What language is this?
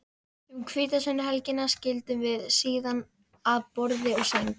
Icelandic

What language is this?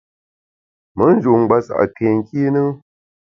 Bamun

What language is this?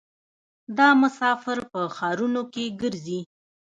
Pashto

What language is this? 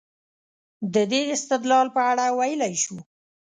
Pashto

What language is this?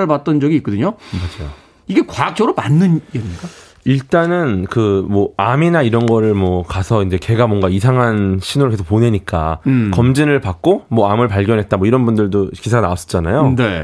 Korean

